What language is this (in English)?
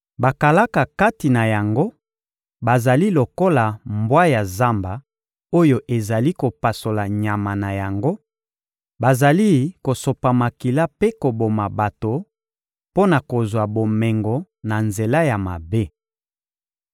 Lingala